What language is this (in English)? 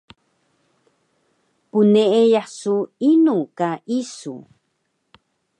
Taroko